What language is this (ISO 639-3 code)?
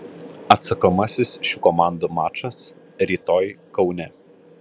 lit